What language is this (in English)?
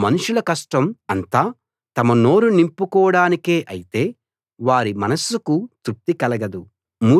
Telugu